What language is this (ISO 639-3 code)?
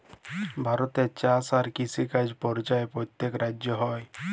ben